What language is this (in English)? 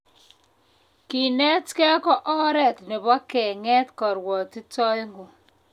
Kalenjin